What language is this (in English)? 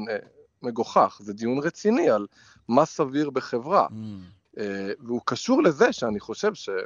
Hebrew